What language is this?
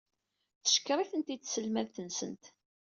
Kabyle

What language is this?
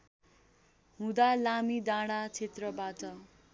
Nepali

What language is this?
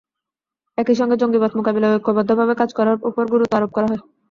Bangla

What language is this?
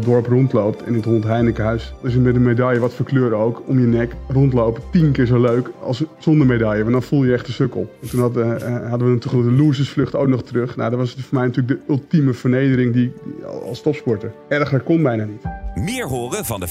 Dutch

